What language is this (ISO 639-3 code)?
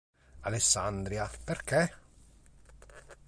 ita